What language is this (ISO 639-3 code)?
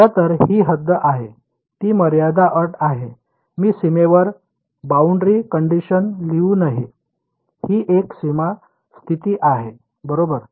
mar